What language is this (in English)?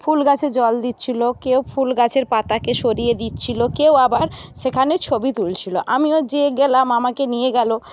Bangla